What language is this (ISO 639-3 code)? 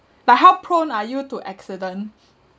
eng